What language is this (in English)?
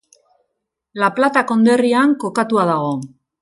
Basque